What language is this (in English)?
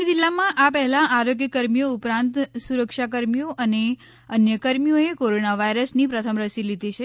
Gujarati